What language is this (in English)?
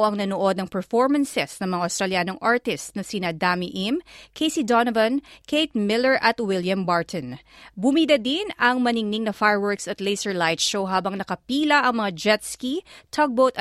Filipino